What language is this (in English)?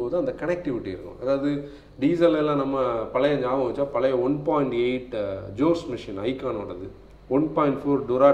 Tamil